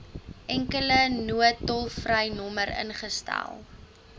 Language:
Afrikaans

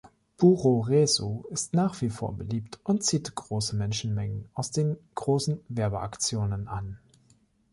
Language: German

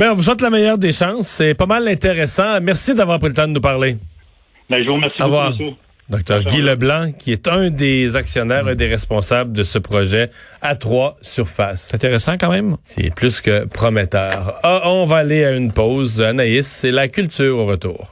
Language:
French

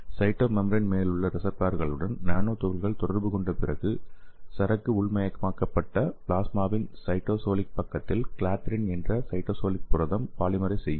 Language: Tamil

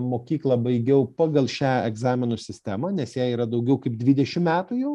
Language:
Lithuanian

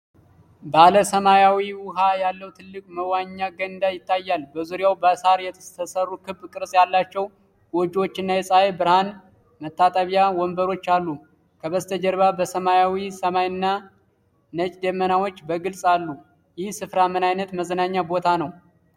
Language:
Amharic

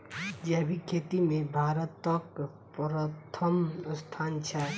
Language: Maithili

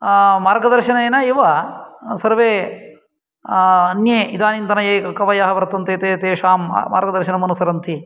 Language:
Sanskrit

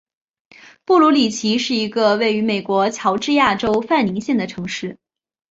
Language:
Chinese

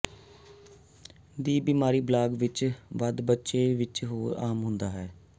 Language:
Punjabi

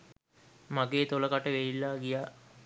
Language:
Sinhala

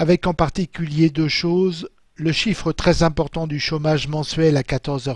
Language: French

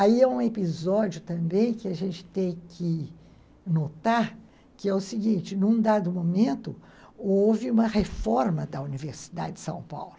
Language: Portuguese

